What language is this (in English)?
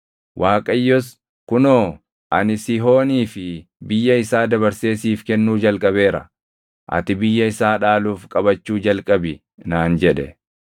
Oromo